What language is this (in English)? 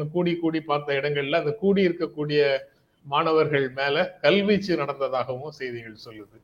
Tamil